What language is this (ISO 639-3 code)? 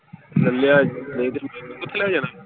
pan